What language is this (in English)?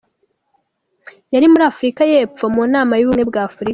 Kinyarwanda